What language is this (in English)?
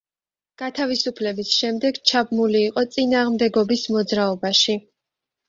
Georgian